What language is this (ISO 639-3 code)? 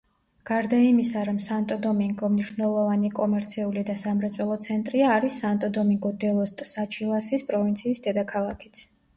kat